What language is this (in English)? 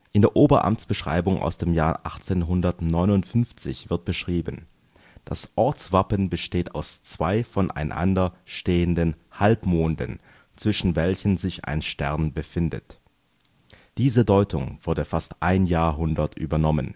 German